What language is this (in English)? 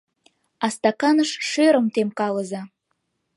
Mari